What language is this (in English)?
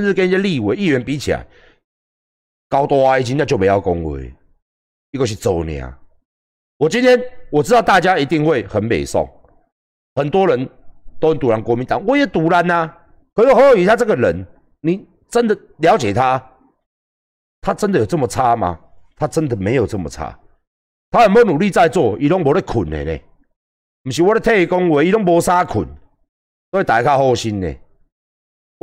Chinese